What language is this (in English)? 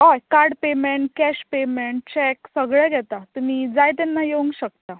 Konkani